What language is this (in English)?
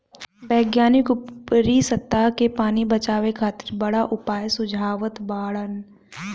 Bhojpuri